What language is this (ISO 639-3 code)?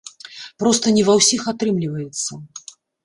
bel